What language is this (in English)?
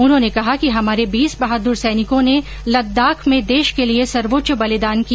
Hindi